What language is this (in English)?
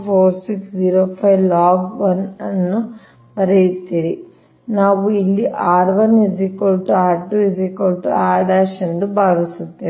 Kannada